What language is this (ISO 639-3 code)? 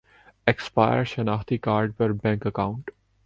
urd